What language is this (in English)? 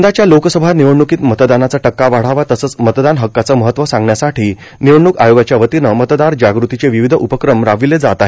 Marathi